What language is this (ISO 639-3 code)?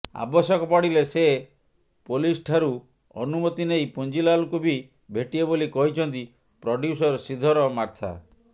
ori